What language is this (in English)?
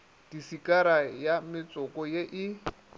Northern Sotho